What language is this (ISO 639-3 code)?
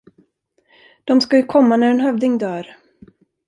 swe